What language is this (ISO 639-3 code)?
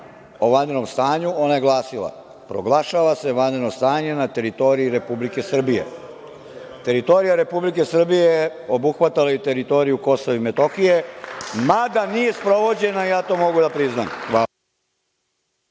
srp